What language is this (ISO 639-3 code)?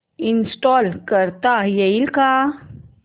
mar